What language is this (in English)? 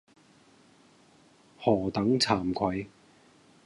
Cantonese